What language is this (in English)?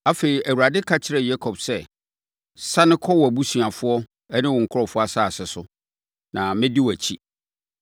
Akan